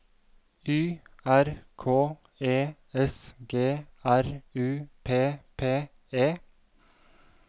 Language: Norwegian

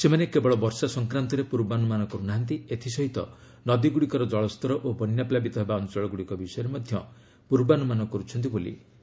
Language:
Odia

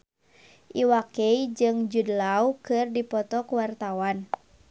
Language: Sundanese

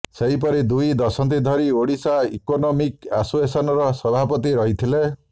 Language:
Odia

